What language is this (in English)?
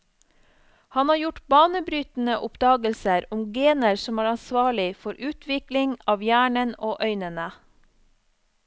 Norwegian